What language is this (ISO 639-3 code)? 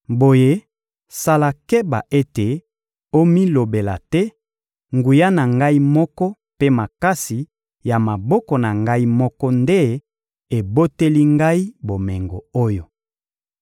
lin